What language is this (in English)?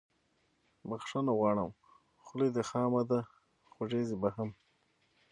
Pashto